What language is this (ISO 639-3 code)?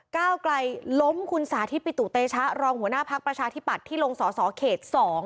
tha